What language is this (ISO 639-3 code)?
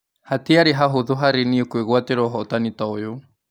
kik